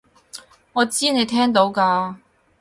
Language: Cantonese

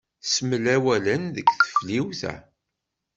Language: Kabyle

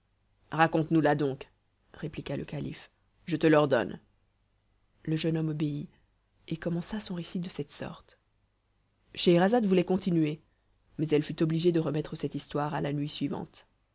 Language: French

